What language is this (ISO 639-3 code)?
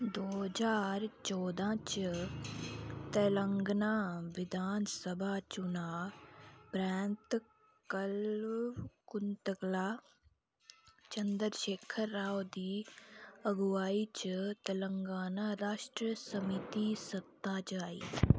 doi